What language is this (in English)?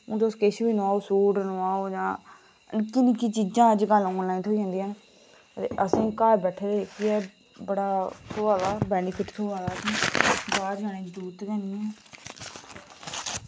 Dogri